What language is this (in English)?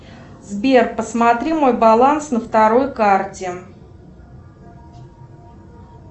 Russian